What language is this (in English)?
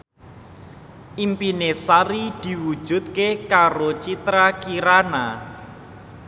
Javanese